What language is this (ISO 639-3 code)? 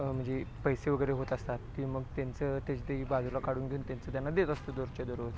mar